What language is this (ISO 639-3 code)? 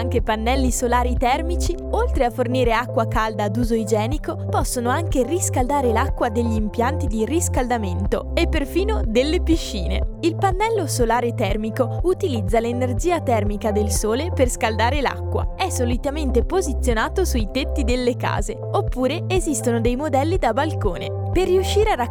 ita